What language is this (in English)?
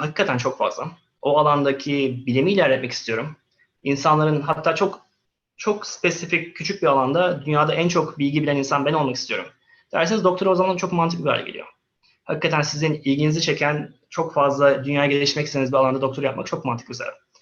Turkish